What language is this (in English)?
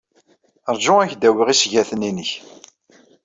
Kabyle